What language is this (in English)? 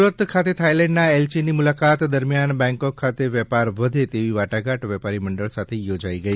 Gujarati